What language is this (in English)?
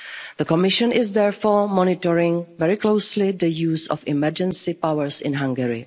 English